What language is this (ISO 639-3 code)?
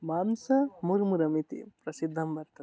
san